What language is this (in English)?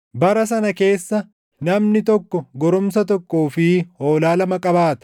Oromo